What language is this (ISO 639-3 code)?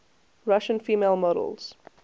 eng